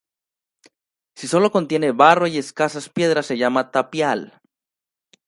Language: Spanish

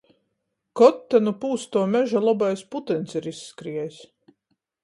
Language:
Latgalian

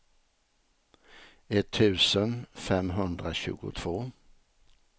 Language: Swedish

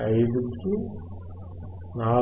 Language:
Telugu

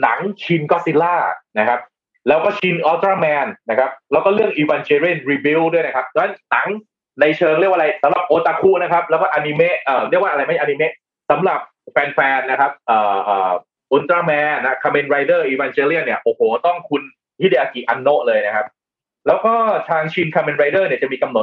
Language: Thai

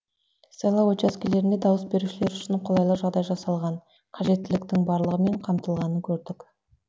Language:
Kazakh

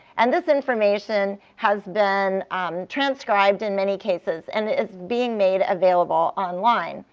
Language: English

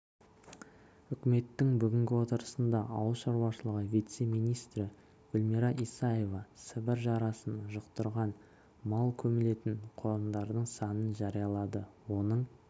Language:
Kazakh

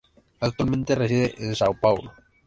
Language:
Spanish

